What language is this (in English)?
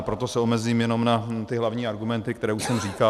Czech